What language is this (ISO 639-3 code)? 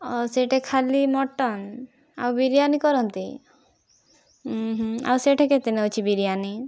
ori